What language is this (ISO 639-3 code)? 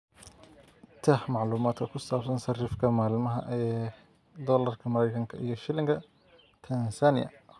som